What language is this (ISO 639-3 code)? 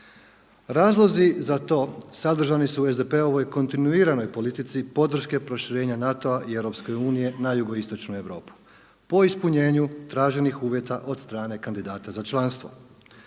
hrv